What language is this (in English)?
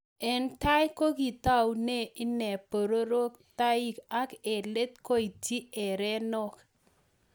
Kalenjin